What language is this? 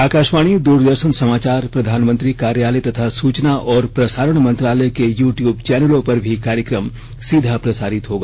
Hindi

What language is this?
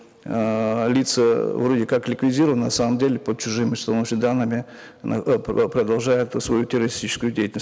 Kazakh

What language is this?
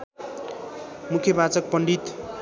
Nepali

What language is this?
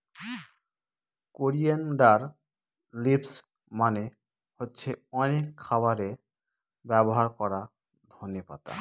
Bangla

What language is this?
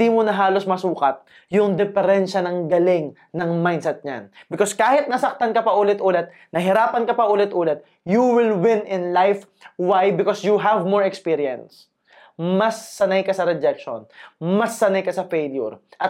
Filipino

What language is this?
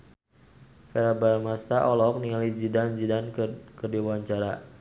Sundanese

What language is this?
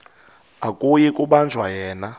Xhosa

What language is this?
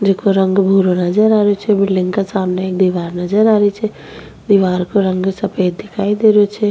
Rajasthani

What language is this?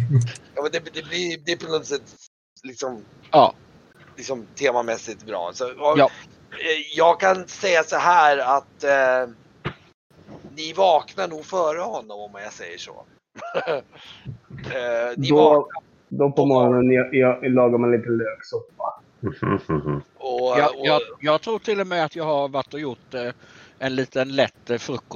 Swedish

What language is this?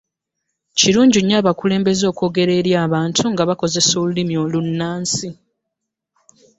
Ganda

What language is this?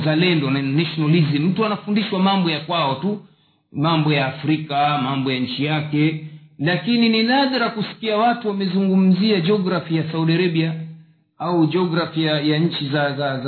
Swahili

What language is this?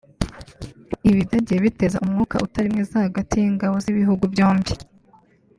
Kinyarwanda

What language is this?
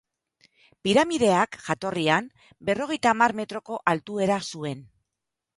Basque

